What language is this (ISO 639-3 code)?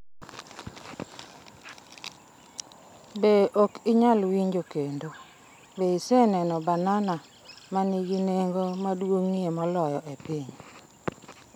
luo